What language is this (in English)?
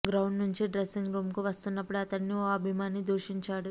Telugu